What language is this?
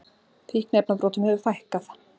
Icelandic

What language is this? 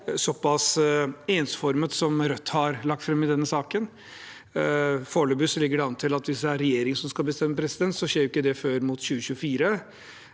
Norwegian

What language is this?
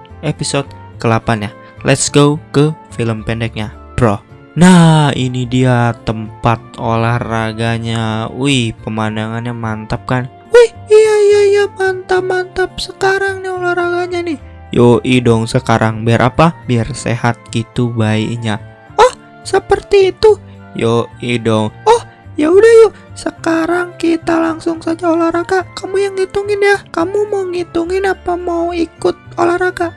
Indonesian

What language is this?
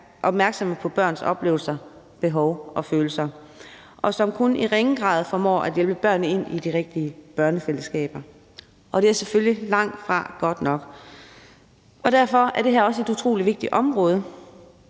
Danish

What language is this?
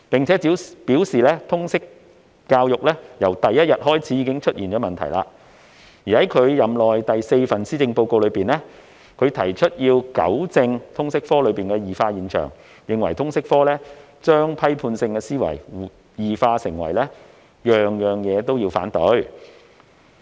Cantonese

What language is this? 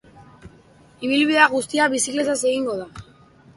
Basque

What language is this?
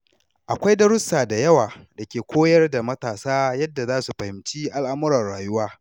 Hausa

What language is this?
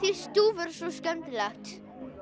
Icelandic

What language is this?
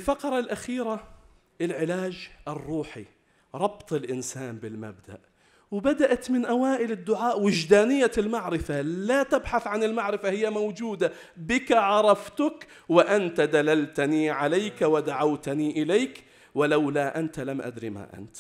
Arabic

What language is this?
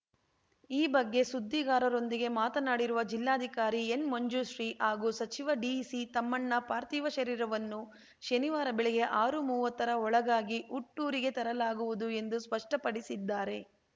Kannada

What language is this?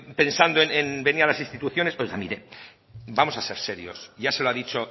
Spanish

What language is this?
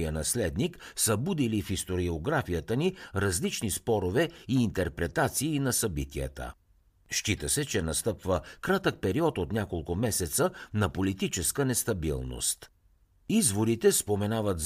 Bulgarian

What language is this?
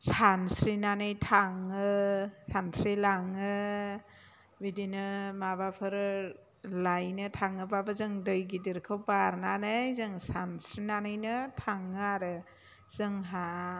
Bodo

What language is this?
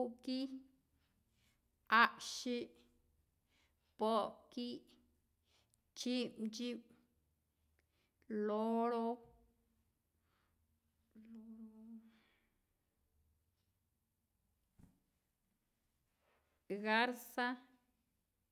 Rayón Zoque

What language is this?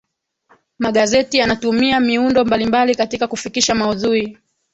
Swahili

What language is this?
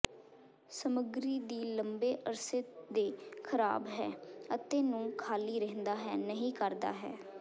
Punjabi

